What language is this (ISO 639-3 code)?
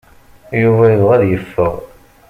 kab